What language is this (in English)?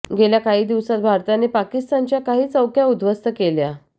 Marathi